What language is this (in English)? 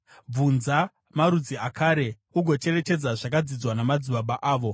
Shona